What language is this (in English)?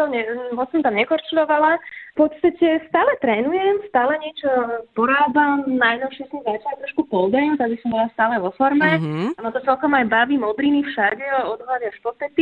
Slovak